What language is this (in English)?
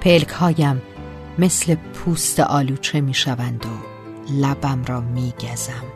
Persian